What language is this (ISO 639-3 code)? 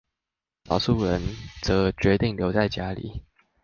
zho